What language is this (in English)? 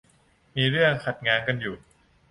Thai